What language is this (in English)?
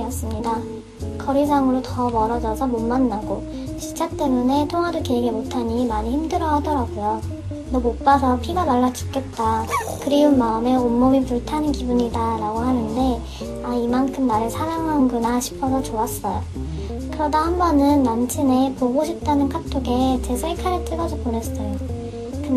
Korean